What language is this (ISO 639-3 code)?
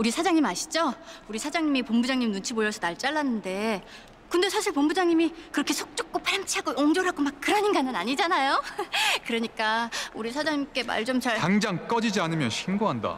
kor